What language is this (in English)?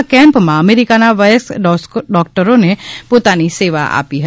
Gujarati